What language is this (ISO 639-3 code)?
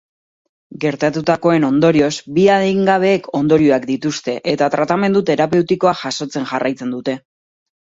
eus